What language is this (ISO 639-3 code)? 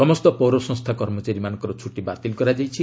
ori